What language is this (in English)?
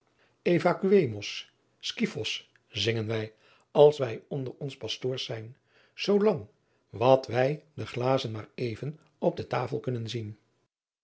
Dutch